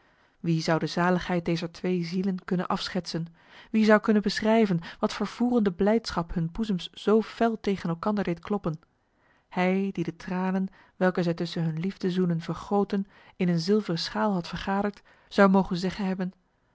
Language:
Dutch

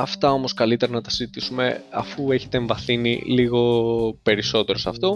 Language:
Greek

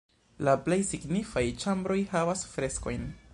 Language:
Esperanto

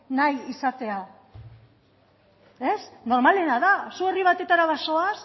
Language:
Basque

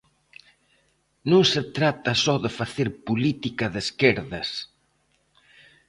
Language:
Galician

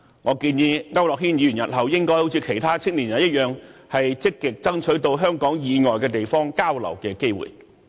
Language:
Cantonese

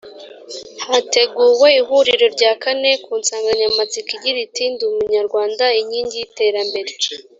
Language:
Kinyarwanda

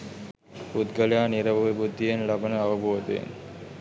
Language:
Sinhala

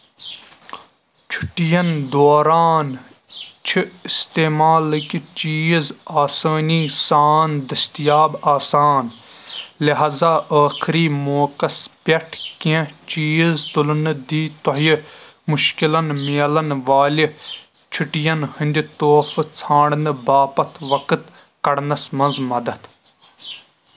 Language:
Kashmiri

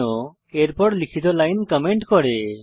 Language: Bangla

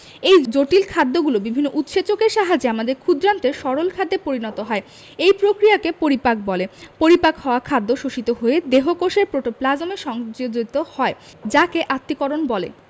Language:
Bangla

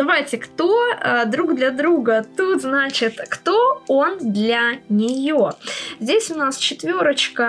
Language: Russian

